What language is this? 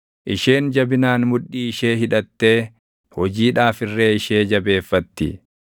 Oromo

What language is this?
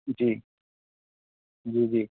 Urdu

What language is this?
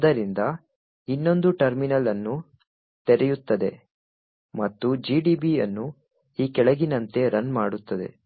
Kannada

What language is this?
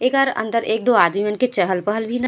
Chhattisgarhi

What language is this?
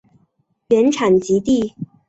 Chinese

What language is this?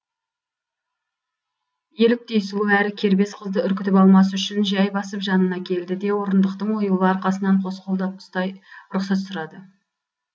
Kazakh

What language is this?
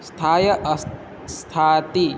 Sanskrit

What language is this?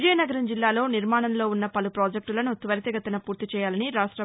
Telugu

